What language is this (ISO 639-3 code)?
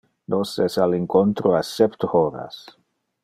ina